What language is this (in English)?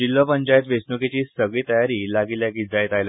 Konkani